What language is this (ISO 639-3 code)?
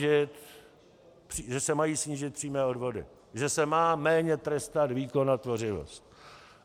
ces